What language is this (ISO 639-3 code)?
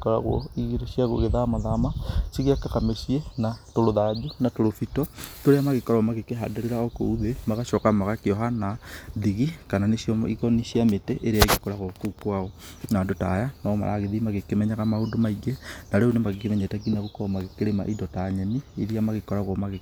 kik